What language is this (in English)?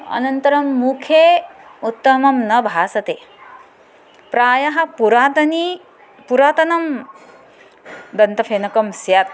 Sanskrit